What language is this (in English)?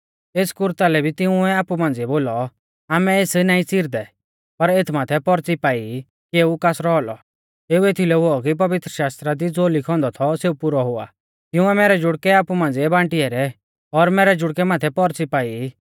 Mahasu Pahari